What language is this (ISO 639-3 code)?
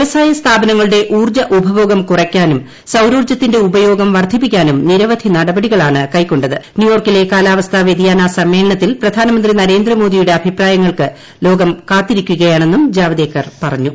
mal